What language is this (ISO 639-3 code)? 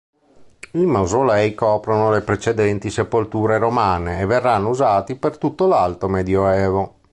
ita